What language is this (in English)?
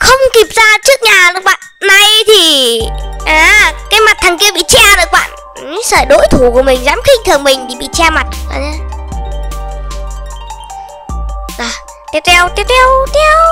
Vietnamese